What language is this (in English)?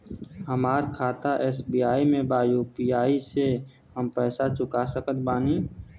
Bhojpuri